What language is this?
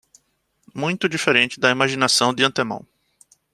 Portuguese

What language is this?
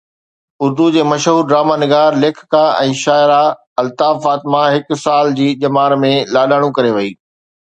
Sindhi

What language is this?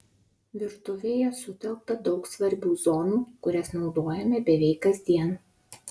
Lithuanian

